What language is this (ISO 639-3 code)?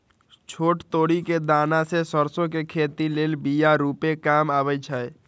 mag